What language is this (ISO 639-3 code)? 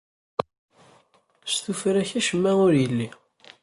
kab